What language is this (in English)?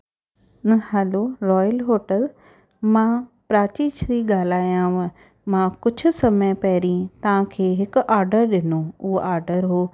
Sindhi